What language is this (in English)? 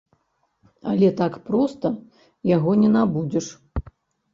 Belarusian